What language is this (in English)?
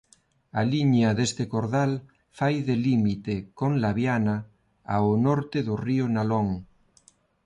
Galician